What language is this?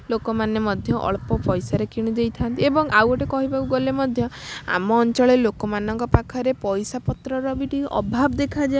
Odia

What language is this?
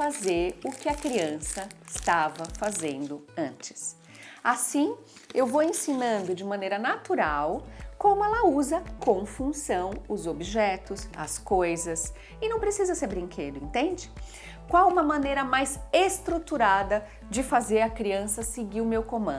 Portuguese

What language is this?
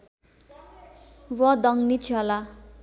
Nepali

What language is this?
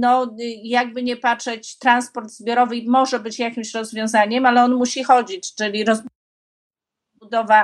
Polish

